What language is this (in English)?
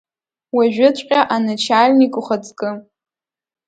Abkhazian